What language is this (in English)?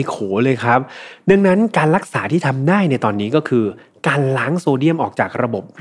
Thai